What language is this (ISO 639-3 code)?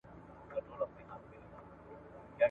pus